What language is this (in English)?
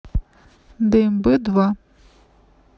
Russian